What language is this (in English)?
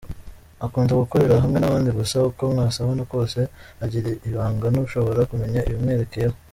Kinyarwanda